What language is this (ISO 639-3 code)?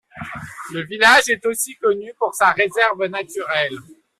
fra